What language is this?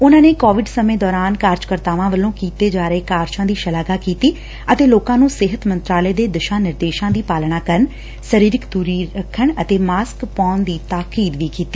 Punjabi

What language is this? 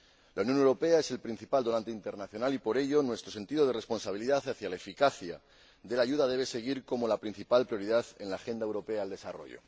Spanish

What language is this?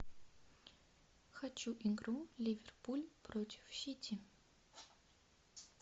Russian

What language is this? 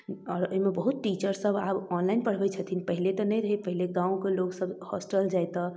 Maithili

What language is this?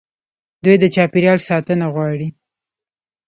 Pashto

